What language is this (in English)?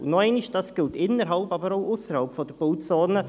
Swiss German